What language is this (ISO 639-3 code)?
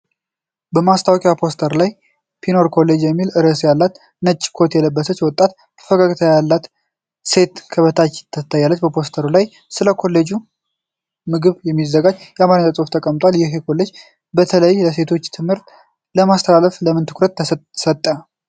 amh